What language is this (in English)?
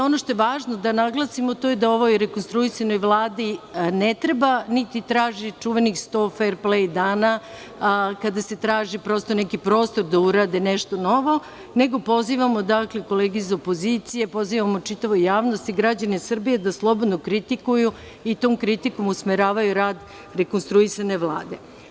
Serbian